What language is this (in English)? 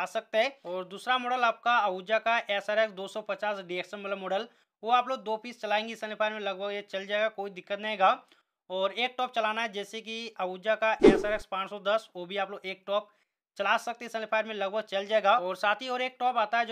Hindi